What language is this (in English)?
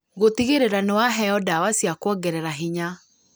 Kikuyu